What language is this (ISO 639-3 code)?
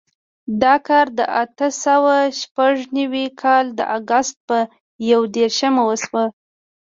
pus